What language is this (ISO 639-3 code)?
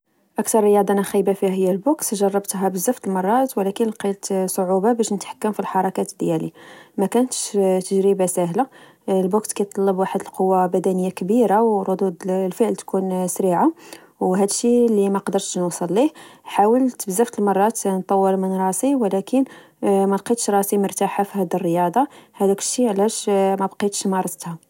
ary